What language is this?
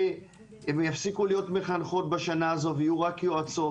Hebrew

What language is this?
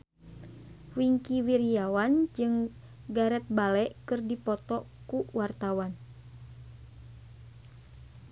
Sundanese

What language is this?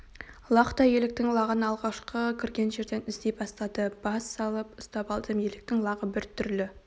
Kazakh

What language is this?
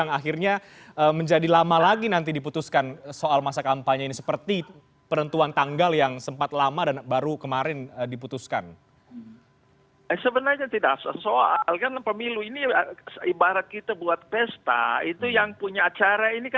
Indonesian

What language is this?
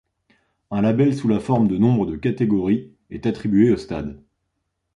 French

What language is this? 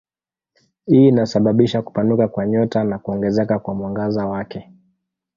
Swahili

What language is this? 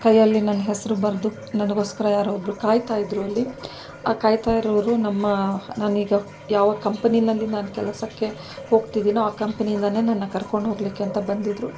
Kannada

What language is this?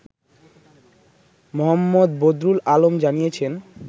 Bangla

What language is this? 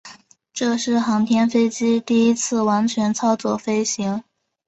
Chinese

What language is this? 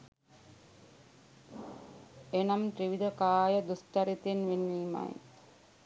Sinhala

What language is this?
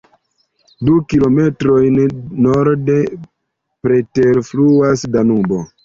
Esperanto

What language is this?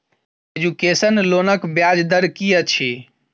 Maithili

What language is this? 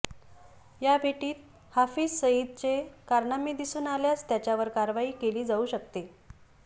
Marathi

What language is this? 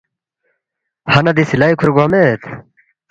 Balti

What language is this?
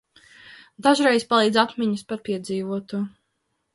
Latvian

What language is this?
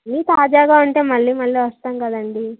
Telugu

